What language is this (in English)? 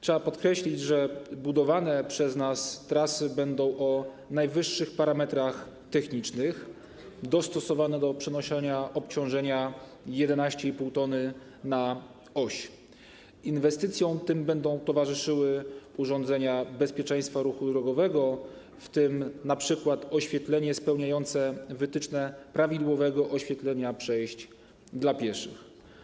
Polish